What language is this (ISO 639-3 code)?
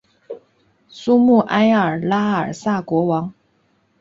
zho